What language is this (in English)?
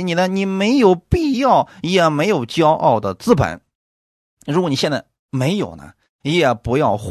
Chinese